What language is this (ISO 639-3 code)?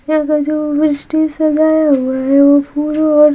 hin